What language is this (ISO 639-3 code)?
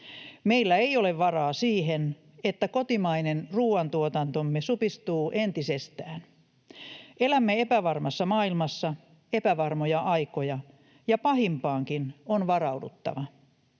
fin